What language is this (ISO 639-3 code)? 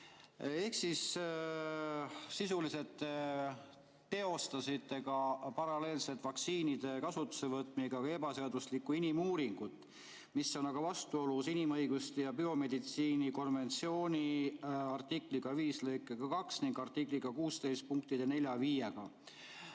est